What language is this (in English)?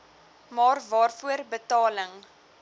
Afrikaans